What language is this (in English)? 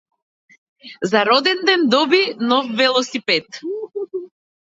Macedonian